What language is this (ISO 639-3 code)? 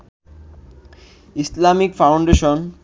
ben